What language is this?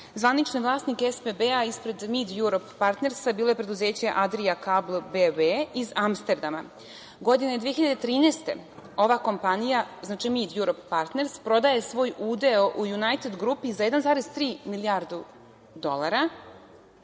Serbian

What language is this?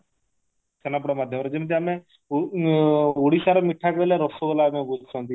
Odia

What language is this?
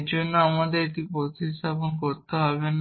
Bangla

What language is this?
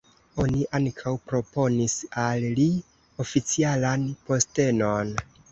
Esperanto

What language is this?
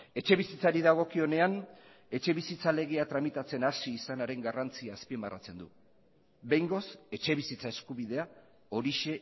Basque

